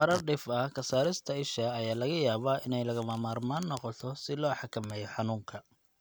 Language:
Somali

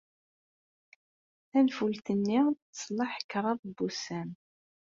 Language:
Kabyle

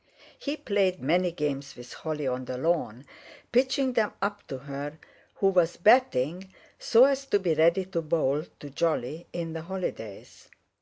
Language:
English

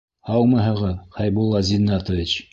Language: Bashkir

